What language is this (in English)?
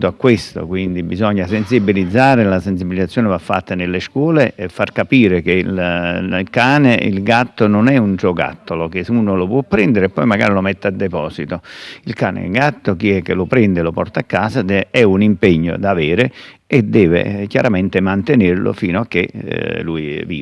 Italian